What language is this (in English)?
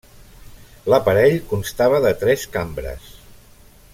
Catalan